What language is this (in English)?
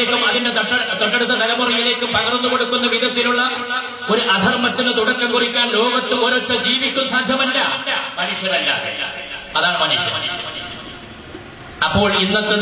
Indonesian